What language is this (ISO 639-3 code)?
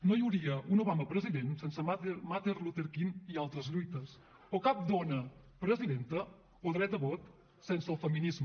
cat